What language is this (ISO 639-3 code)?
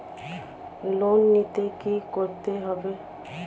ben